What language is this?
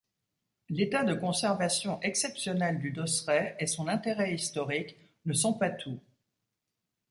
French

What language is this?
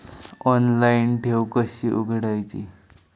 Marathi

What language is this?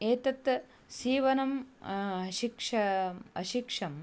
Sanskrit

